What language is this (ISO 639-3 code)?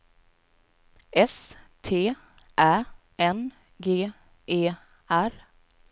swe